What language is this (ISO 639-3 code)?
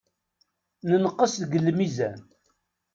kab